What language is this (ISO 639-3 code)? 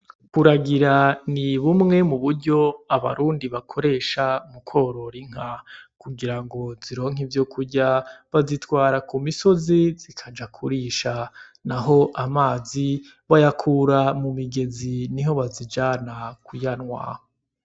run